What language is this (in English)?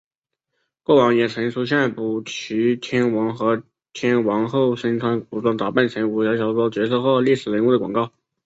Chinese